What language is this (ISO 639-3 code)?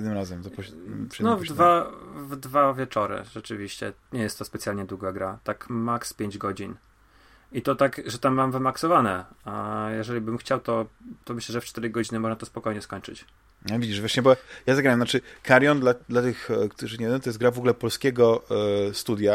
pol